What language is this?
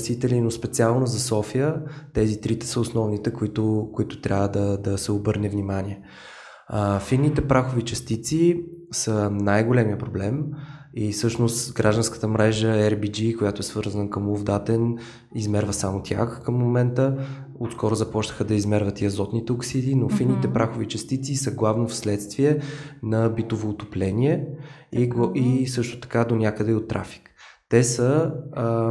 Bulgarian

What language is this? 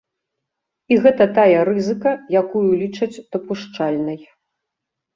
Belarusian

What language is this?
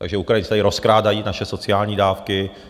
Czech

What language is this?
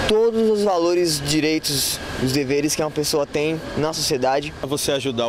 Portuguese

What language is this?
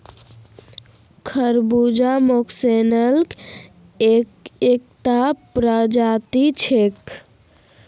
Magahi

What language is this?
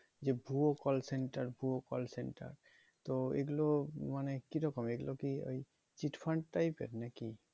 Bangla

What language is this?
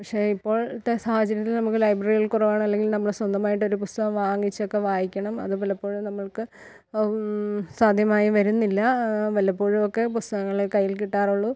Malayalam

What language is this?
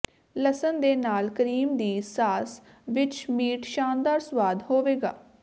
Punjabi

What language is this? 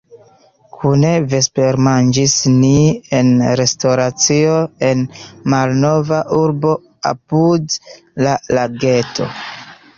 Esperanto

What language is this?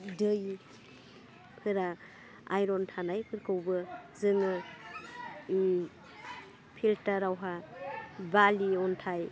Bodo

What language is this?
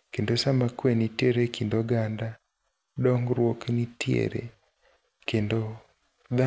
Luo (Kenya and Tanzania)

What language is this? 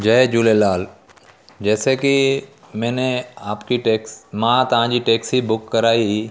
Sindhi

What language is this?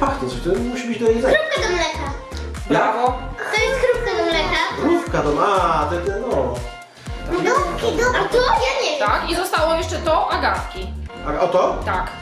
Polish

